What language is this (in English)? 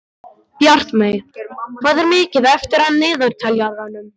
Icelandic